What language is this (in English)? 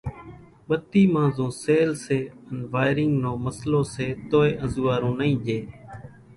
Kachi Koli